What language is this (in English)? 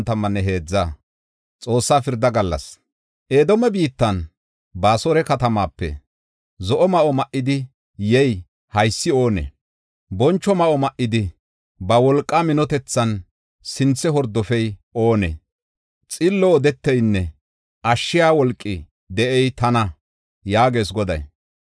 Gofa